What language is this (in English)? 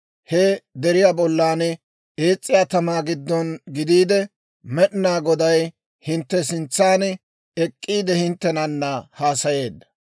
Dawro